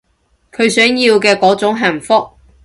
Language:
Cantonese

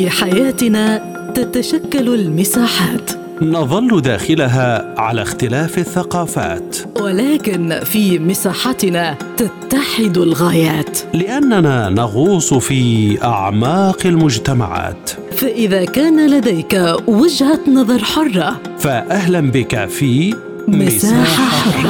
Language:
Arabic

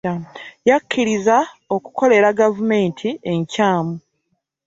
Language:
Ganda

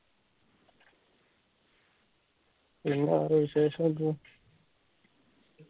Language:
Malayalam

